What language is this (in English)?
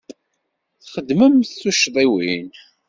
Kabyle